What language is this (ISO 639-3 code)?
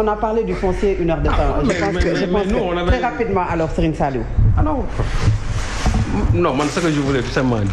fra